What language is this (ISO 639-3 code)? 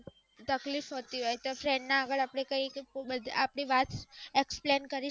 guj